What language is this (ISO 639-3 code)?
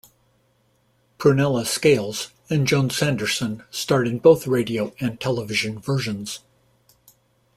eng